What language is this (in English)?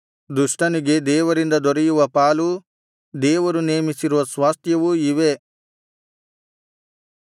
Kannada